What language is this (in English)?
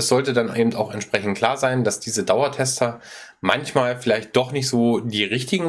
German